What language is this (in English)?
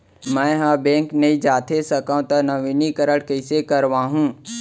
Chhattisgarhi